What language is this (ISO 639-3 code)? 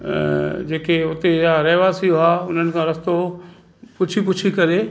snd